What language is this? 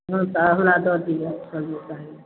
Maithili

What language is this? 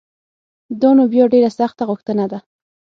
Pashto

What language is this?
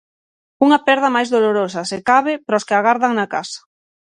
Galician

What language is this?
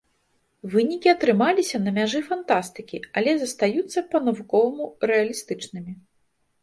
Belarusian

